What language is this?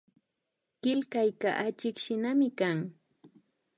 Imbabura Highland Quichua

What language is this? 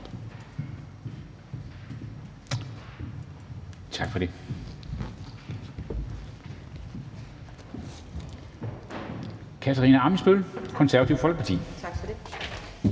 Danish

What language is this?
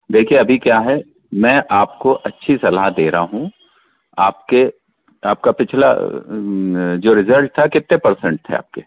Hindi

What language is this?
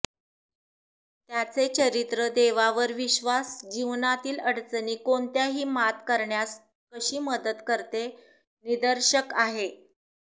Marathi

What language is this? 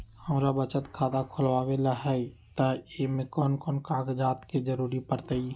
Magahi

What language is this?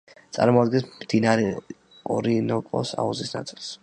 Georgian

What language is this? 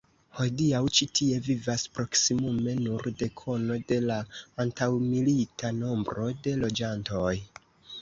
Esperanto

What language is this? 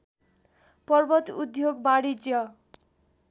Nepali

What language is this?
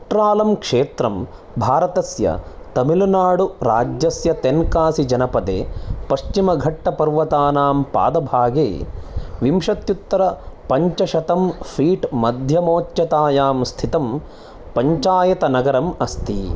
Sanskrit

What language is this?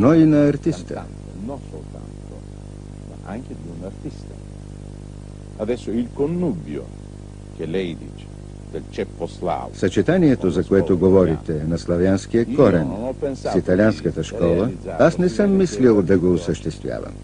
Bulgarian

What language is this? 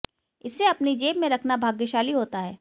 Hindi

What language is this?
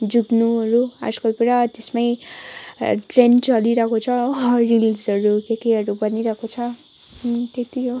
Nepali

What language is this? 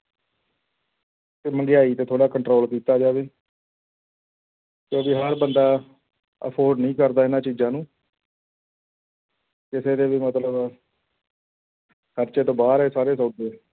Punjabi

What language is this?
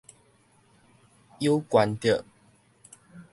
Min Nan Chinese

